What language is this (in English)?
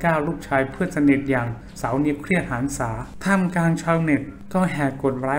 Thai